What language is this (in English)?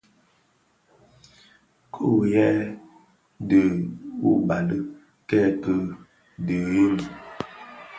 Bafia